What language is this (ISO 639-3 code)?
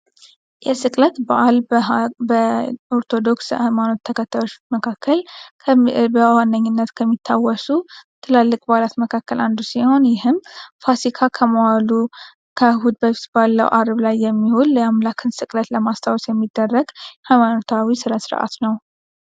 amh